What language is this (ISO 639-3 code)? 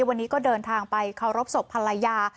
tha